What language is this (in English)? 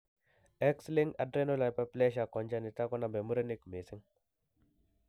Kalenjin